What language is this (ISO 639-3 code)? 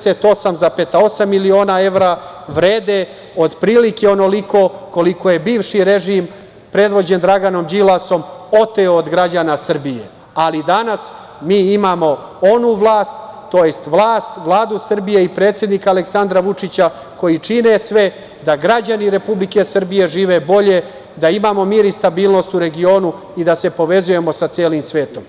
srp